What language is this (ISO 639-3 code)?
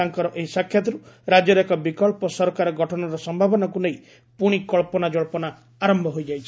ori